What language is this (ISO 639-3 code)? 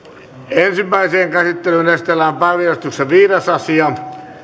fin